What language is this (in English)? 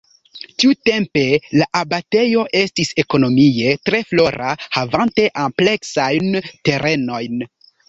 Esperanto